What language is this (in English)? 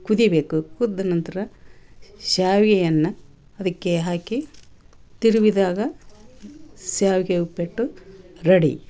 Kannada